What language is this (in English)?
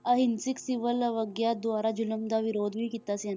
Punjabi